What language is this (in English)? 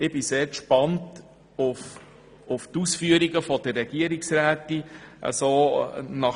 Swiss German